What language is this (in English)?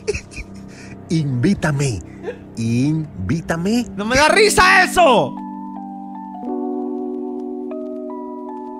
Spanish